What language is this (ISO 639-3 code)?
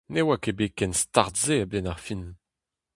bre